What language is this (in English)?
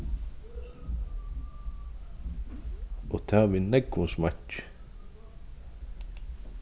Faroese